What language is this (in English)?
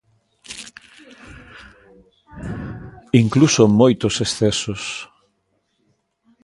Galician